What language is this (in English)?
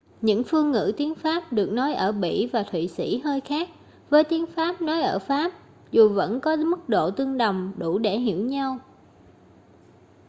Vietnamese